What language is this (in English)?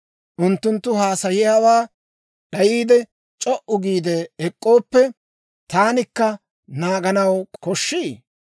Dawro